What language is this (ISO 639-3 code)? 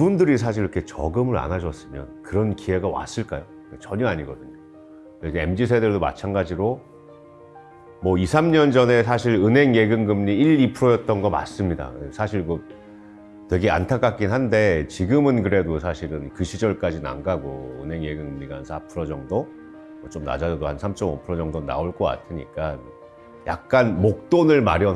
kor